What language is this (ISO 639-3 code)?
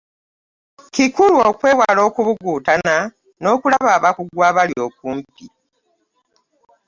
lug